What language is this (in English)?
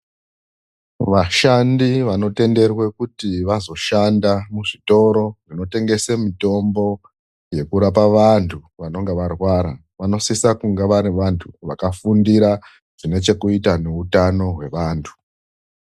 Ndau